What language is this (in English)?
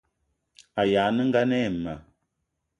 Eton (Cameroon)